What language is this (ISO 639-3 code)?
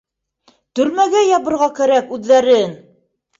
bak